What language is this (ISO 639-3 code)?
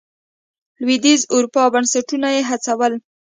pus